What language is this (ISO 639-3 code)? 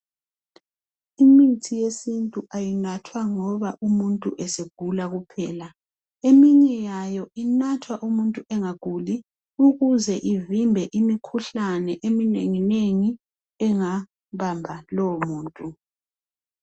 nde